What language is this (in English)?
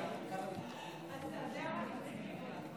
Hebrew